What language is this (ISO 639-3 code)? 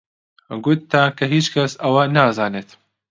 ckb